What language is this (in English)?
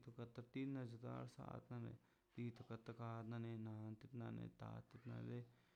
Mazaltepec Zapotec